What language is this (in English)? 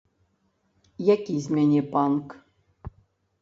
Belarusian